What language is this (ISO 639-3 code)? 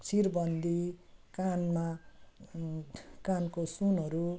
nep